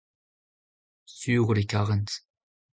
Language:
Breton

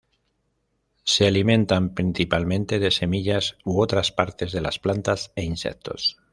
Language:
Spanish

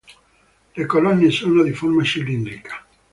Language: Italian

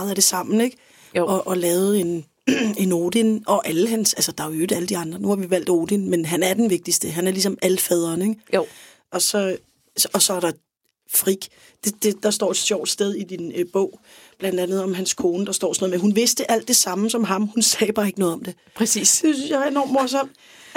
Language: Danish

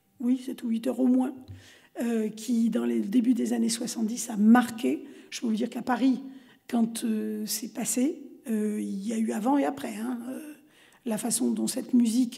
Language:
French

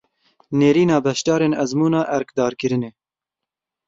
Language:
Kurdish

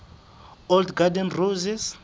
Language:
Southern Sotho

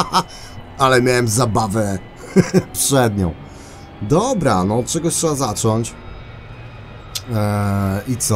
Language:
Polish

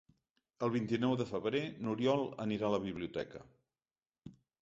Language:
Catalan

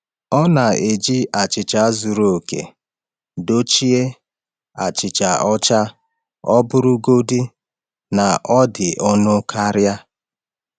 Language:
Igbo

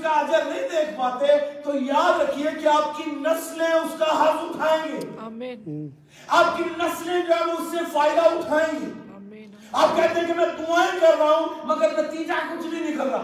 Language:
Urdu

